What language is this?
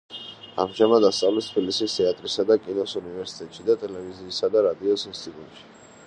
Georgian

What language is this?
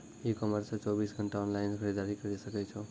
Maithili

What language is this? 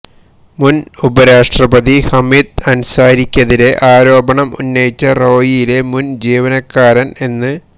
Malayalam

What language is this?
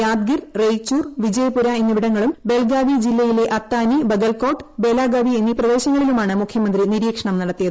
Malayalam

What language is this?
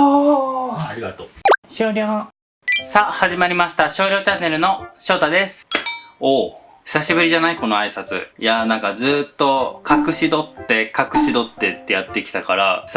Japanese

